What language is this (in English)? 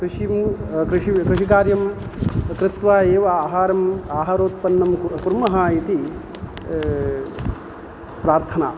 Sanskrit